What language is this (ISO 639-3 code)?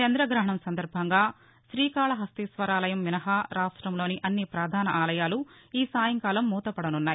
tel